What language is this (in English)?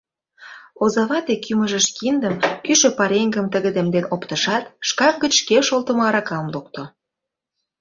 Mari